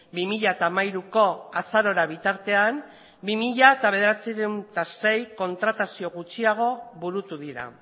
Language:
Basque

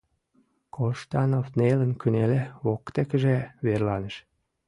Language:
Mari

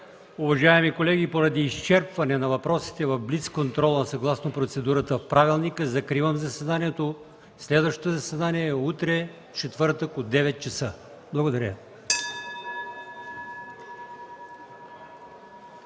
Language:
Bulgarian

